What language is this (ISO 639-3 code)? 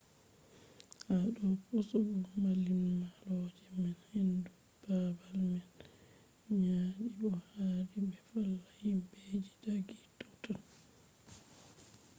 ful